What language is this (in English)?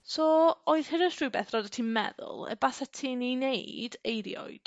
Welsh